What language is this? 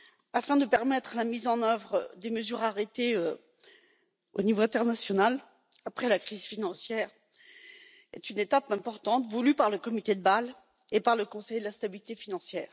French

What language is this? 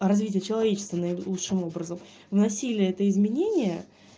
Russian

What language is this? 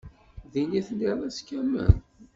Kabyle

